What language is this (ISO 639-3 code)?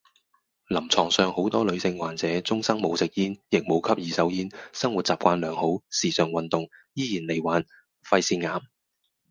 yue